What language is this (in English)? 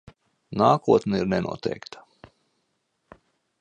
Latvian